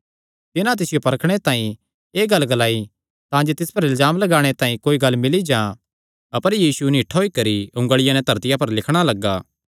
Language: Kangri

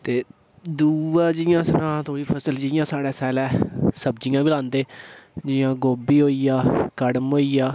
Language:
Dogri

